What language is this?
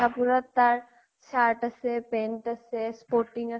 Assamese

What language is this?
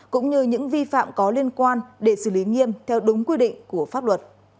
Vietnamese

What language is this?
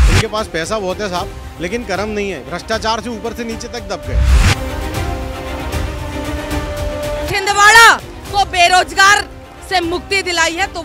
Hindi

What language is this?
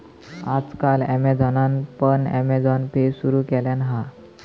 Marathi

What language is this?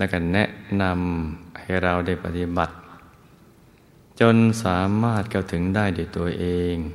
Thai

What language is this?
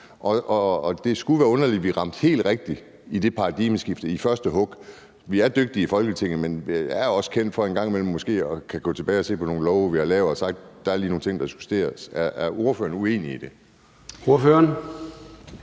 Danish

